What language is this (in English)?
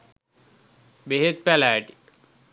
Sinhala